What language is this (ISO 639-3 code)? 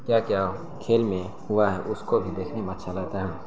urd